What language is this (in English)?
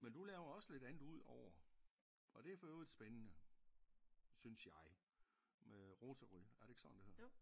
Danish